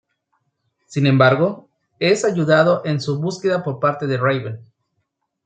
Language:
Spanish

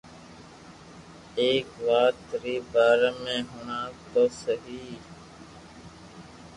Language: Loarki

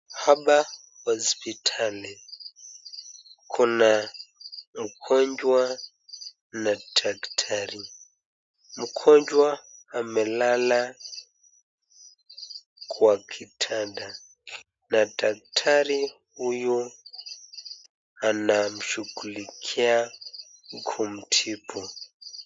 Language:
Swahili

